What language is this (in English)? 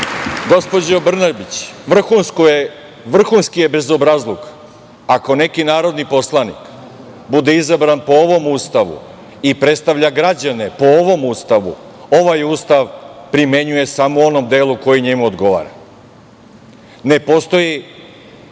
Serbian